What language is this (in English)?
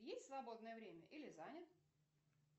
Russian